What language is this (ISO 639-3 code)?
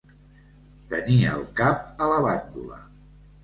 cat